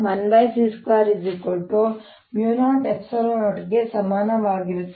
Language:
Kannada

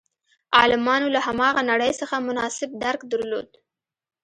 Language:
Pashto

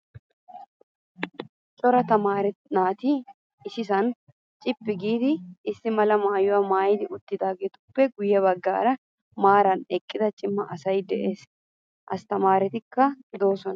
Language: Wolaytta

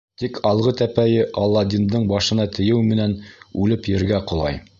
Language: Bashkir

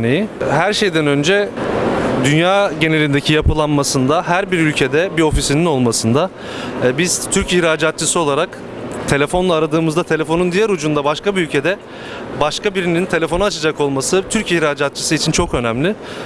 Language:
Turkish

